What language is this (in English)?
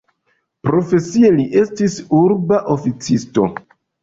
Esperanto